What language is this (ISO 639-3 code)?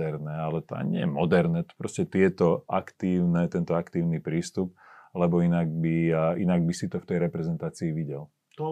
slk